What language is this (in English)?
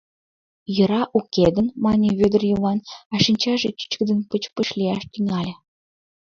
Mari